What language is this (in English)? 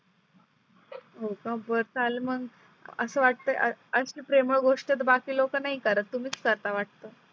Marathi